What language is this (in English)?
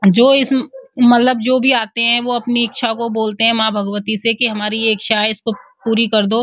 Hindi